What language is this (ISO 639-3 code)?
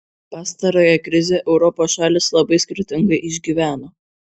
lit